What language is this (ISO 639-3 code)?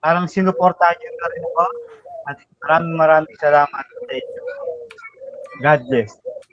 fil